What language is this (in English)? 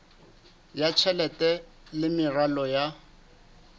Southern Sotho